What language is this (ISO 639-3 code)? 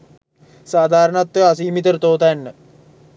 sin